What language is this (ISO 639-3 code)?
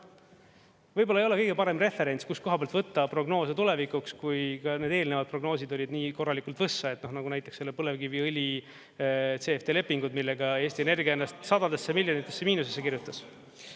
est